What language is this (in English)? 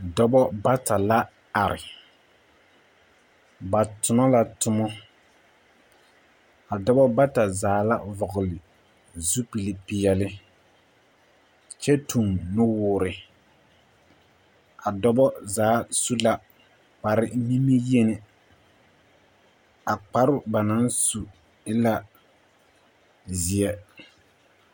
Southern Dagaare